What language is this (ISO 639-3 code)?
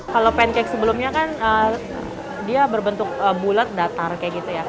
ind